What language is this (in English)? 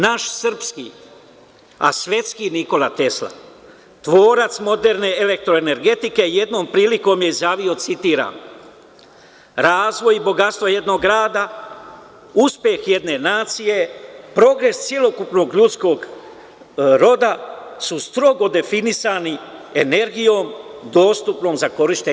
Serbian